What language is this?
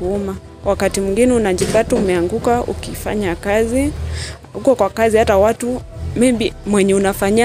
Swahili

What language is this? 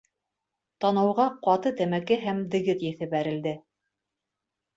Bashkir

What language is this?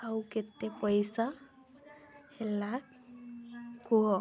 Odia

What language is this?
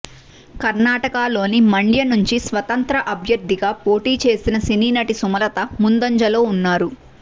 Telugu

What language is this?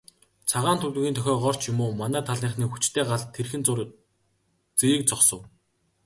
Mongolian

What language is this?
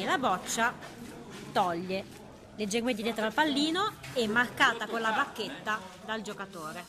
Italian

